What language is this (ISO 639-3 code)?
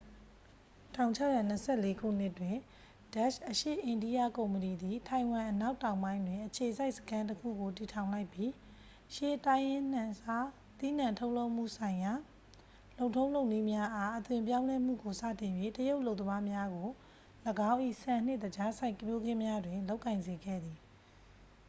mya